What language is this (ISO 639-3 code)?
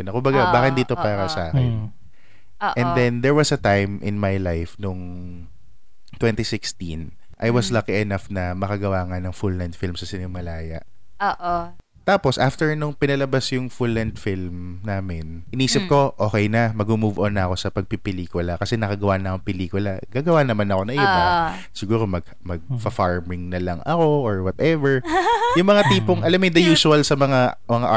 fil